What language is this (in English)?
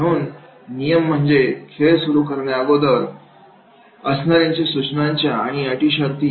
Marathi